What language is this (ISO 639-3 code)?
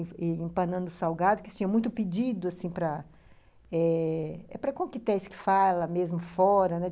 por